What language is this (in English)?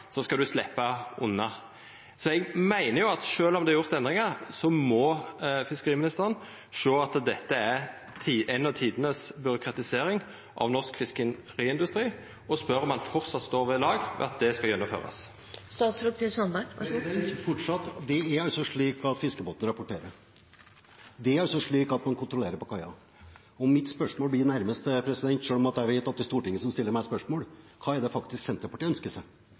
Norwegian